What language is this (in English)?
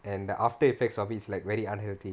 English